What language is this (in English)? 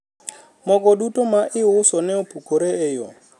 Luo (Kenya and Tanzania)